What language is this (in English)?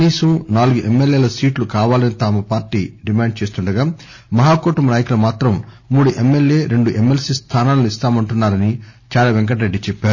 Telugu